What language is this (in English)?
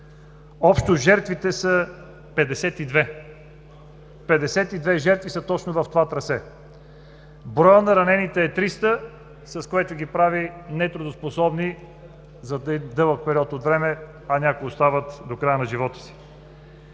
Bulgarian